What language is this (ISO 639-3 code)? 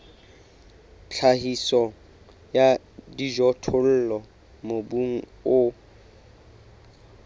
sot